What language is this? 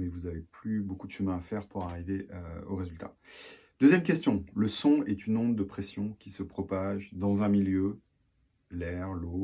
French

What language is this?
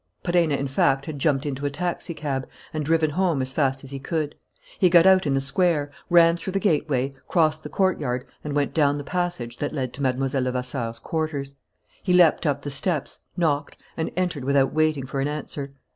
English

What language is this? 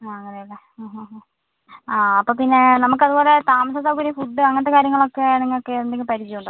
Malayalam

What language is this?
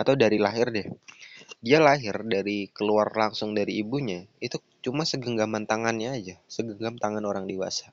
Indonesian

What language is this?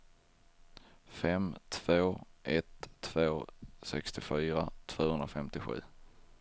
Swedish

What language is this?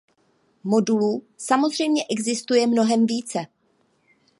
Czech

